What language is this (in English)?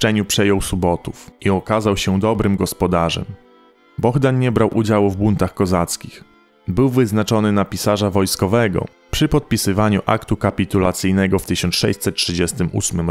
Polish